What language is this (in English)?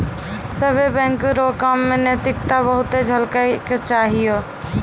Maithili